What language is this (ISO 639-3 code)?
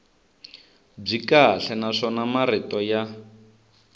tso